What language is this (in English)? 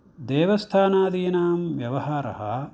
Sanskrit